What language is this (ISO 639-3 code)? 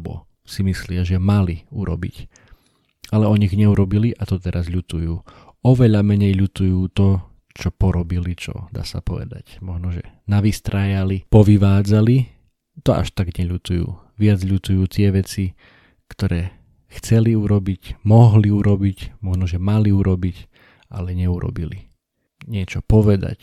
slk